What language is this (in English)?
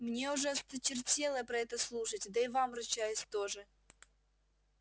Russian